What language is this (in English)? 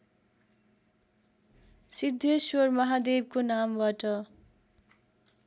Nepali